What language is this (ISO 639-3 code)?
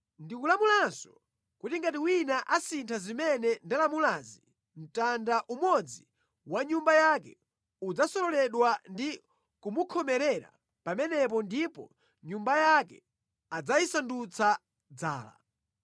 nya